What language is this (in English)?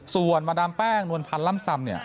Thai